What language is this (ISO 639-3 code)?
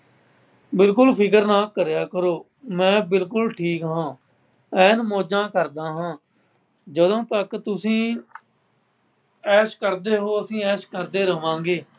pan